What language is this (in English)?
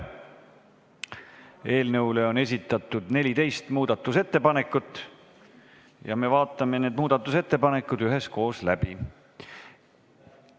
Estonian